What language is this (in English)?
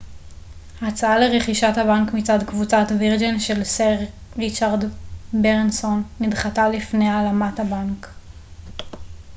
Hebrew